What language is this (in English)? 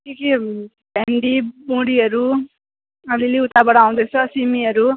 Nepali